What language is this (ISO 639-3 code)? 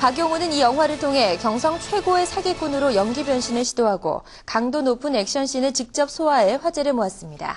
kor